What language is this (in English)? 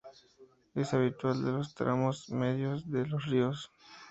Spanish